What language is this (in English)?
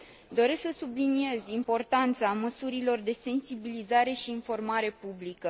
Romanian